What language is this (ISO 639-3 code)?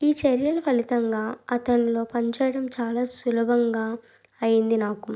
tel